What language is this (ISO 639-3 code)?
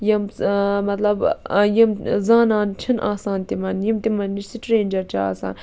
kas